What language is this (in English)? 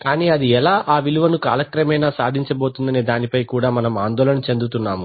Telugu